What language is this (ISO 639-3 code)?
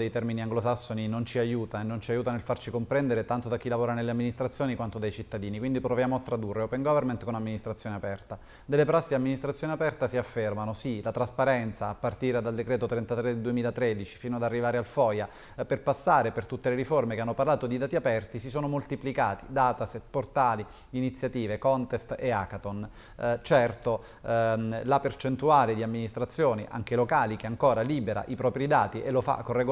ita